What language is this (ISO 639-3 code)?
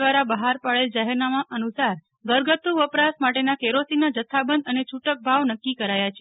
guj